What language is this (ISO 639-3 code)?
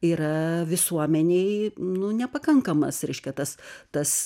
lit